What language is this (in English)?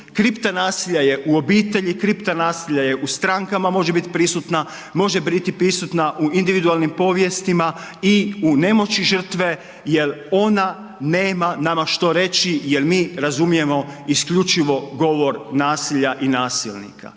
Croatian